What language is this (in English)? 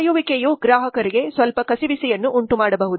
Kannada